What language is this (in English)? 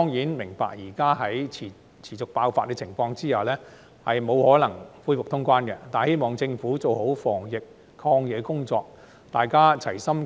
Cantonese